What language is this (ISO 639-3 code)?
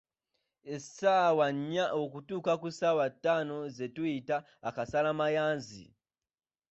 lug